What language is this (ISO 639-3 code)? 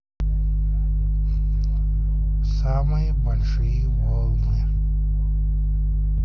rus